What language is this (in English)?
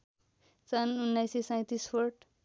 Nepali